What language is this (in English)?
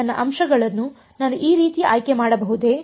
Kannada